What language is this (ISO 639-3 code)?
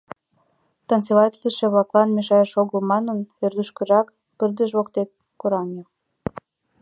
chm